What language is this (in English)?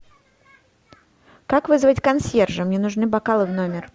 Russian